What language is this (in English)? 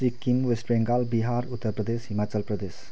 Nepali